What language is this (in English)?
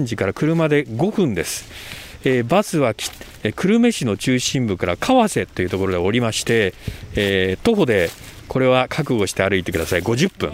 Japanese